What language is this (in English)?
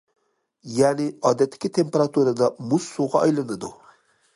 Uyghur